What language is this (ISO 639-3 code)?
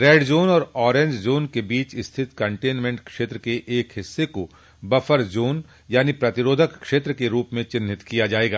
hin